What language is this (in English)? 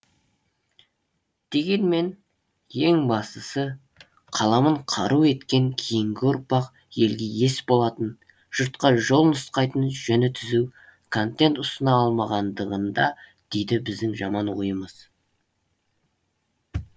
Kazakh